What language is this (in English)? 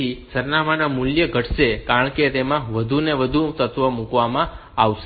Gujarati